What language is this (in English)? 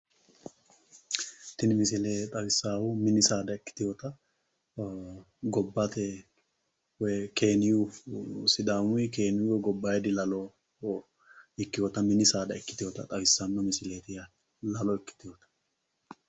Sidamo